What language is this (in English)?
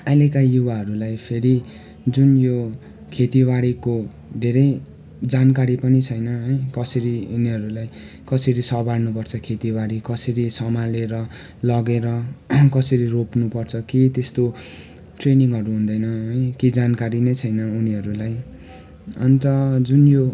Nepali